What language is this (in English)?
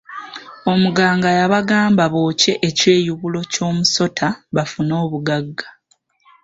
Ganda